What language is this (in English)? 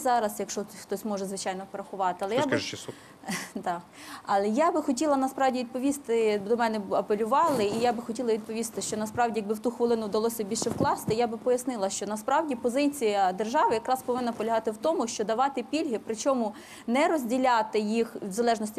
Ukrainian